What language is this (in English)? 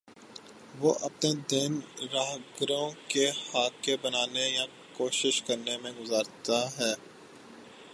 Urdu